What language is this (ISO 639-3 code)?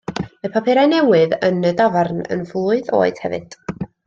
cym